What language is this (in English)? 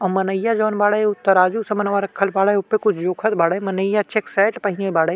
Bhojpuri